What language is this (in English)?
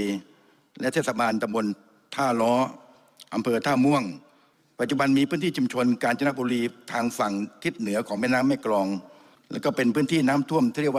Thai